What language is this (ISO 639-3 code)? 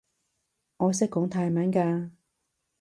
yue